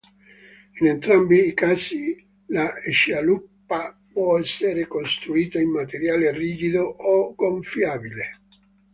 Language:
Italian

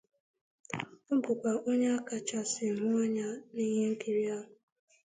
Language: Igbo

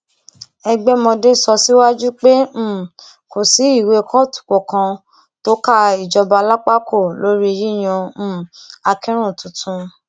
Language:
Yoruba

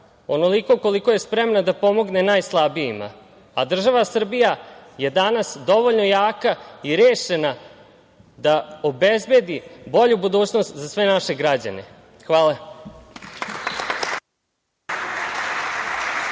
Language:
Serbian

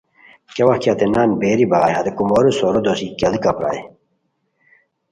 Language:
Khowar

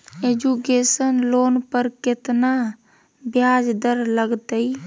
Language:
Magahi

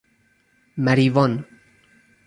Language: Persian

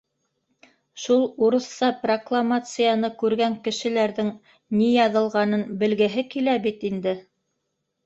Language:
Bashkir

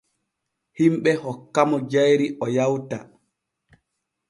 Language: Borgu Fulfulde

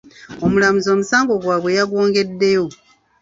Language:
Ganda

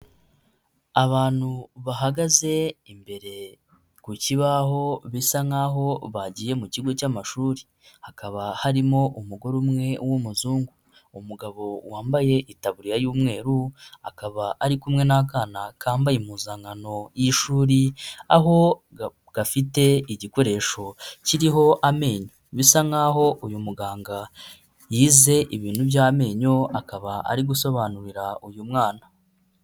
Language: Kinyarwanda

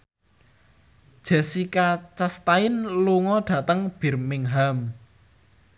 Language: Javanese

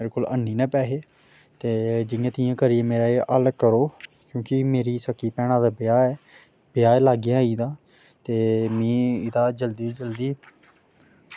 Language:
Dogri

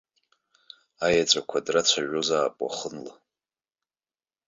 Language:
Abkhazian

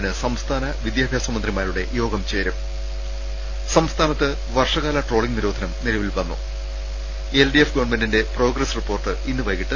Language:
Malayalam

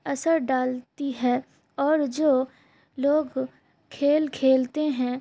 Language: Urdu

